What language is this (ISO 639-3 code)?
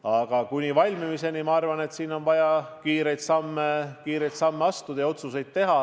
est